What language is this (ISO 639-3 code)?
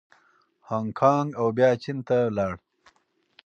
pus